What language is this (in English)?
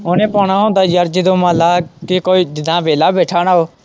Punjabi